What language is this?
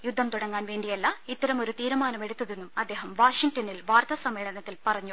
Malayalam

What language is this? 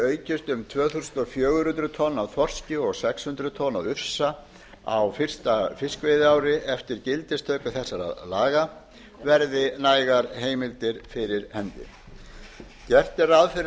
Icelandic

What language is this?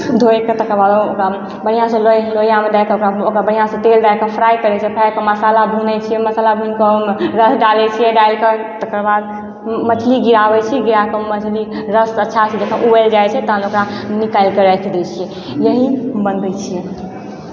Maithili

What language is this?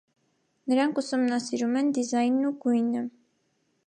Armenian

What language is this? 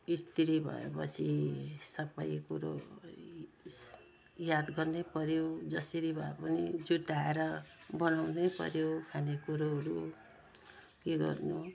Nepali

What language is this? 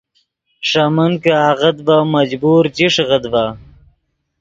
Yidgha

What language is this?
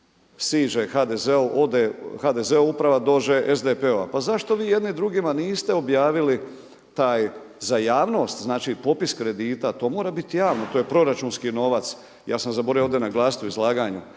Croatian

